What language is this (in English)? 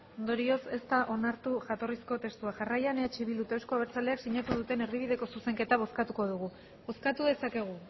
Basque